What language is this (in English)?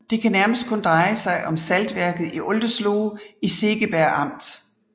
Danish